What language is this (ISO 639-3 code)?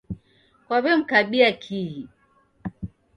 dav